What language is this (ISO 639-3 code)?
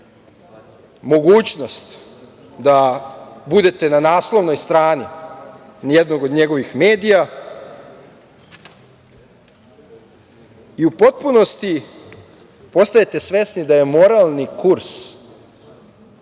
srp